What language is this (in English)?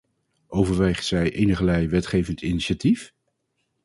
Dutch